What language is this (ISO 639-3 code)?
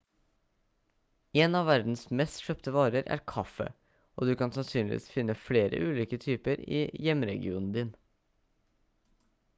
nob